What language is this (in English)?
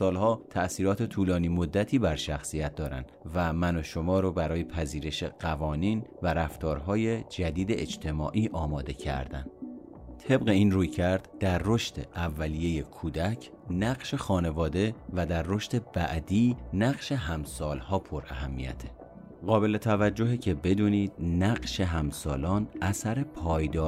Persian